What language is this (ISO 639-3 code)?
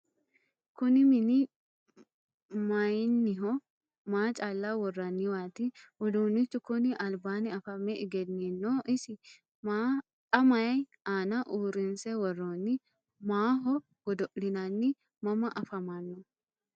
sid